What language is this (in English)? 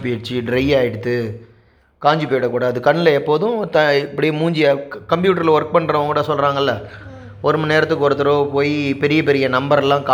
Tamil